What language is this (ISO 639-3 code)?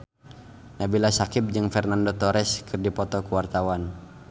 sun